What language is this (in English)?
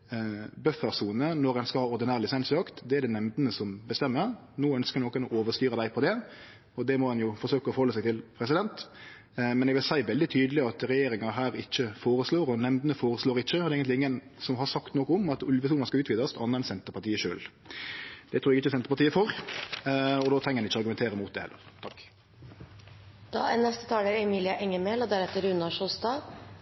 Norwegian Nynorsk